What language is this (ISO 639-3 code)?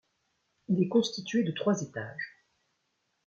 fra